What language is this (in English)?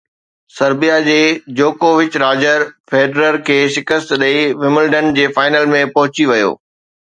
Sindhi